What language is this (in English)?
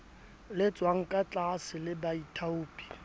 Southern Sotho